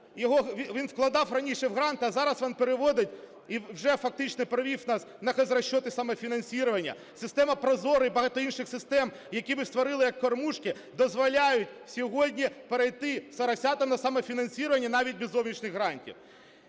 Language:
Ukrainian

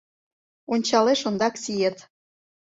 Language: Mari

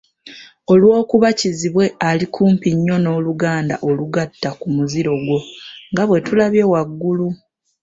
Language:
Ganda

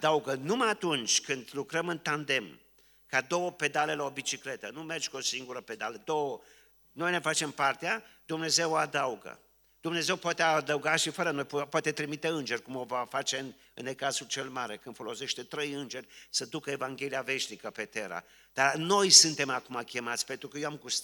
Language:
Romanian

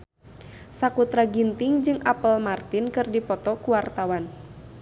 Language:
Sundanese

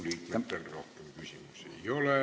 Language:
Estonian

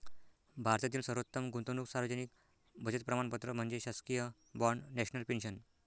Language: Marathi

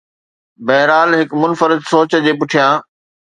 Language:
Sindhi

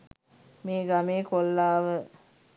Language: Sinhala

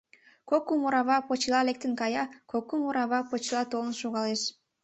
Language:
Mari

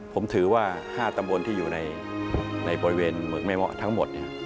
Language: Thai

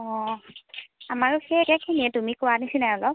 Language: Assamese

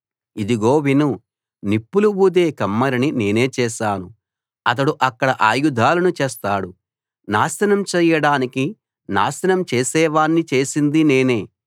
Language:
Telugu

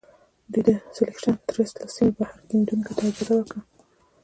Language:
Pashto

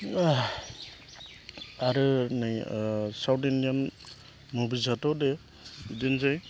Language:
Bodo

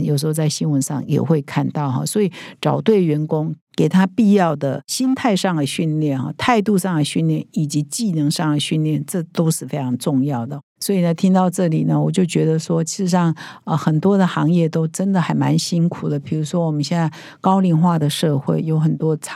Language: Chinese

